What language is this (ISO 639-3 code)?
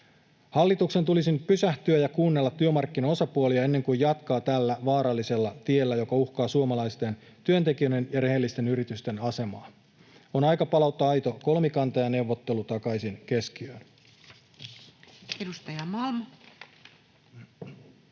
fin